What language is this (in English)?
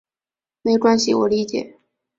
Chinese